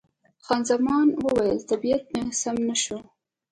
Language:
Pashto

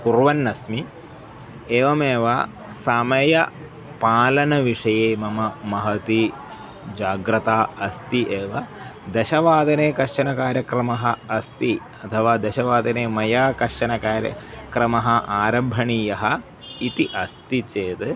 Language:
Sanskrit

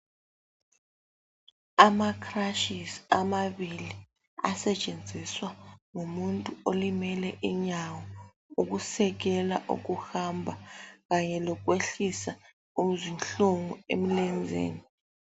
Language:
North Ndebele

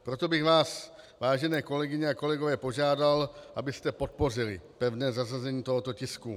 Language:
Czech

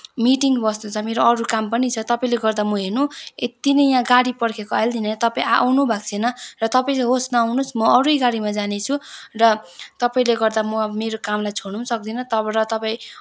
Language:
Nepali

